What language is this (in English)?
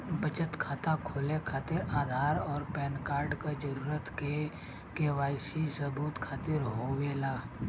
Bhojpuri